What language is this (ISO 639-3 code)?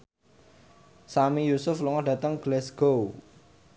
jav